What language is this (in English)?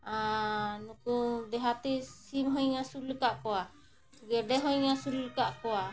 Santali